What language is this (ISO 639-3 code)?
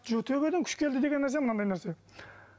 kaz